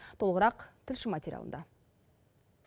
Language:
Kazakh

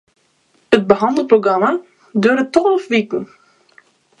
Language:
Western Frisian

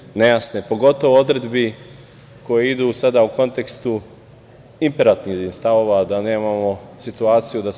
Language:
Serbian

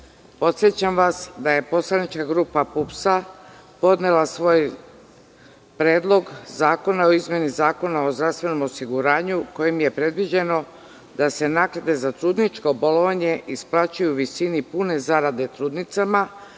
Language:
Serbian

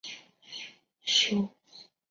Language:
Chinese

